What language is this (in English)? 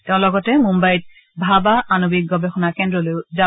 Assamese